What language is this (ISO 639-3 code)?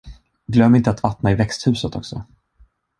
swe